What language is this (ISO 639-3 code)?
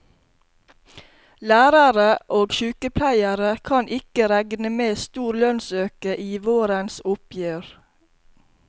nor